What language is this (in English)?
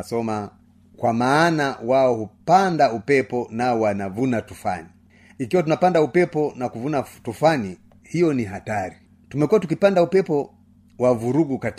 Swahili